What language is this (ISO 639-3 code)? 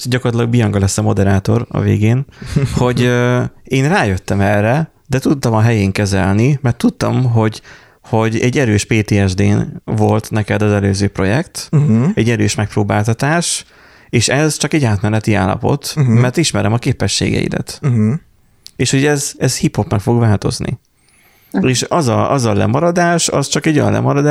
hun